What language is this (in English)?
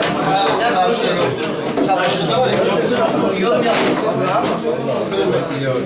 Turkish